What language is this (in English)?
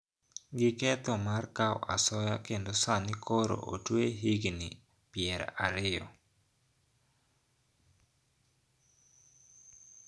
Luo (Kenya and Tanzania)